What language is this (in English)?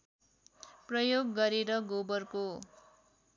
Nepali